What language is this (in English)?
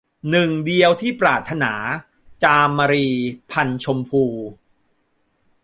Thai